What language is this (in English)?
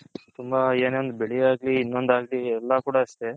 Kannada